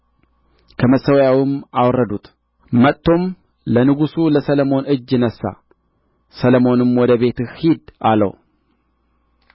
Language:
Amharic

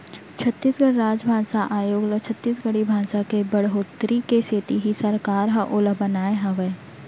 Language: Chhattisgarhi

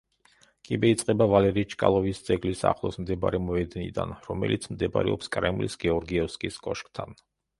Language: Georgian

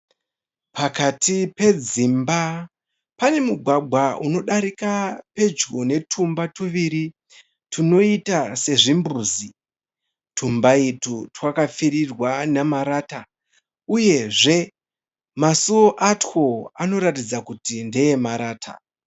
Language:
Shona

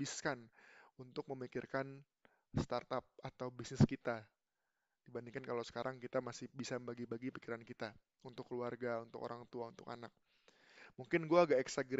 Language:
Indonesian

